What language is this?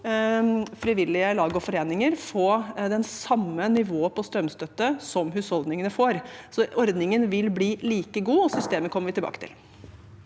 Norwegian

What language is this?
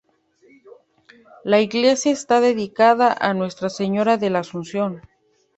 Spanish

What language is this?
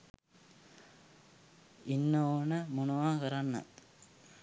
Sinhala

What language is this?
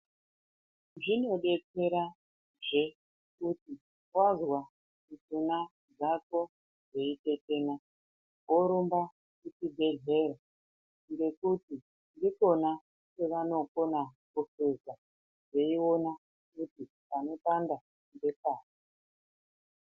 Ndau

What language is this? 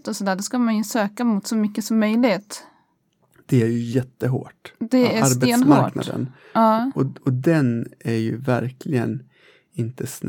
Swedish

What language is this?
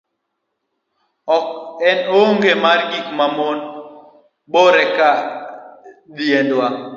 Luo (Kenya and Tanzania)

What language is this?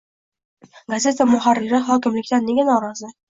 Uzbek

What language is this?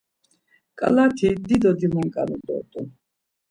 Laz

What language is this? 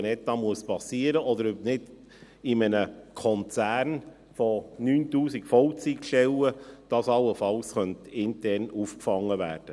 Swiss German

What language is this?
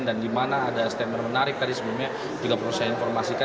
Indonesian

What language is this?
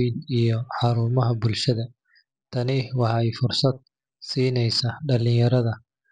Somali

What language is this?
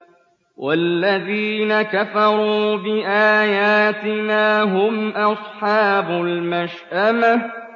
Arabic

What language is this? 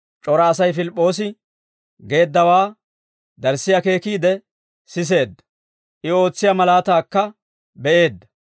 Dawro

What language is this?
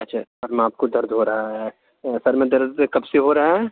Urdu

